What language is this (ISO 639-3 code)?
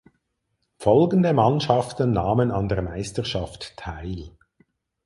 deu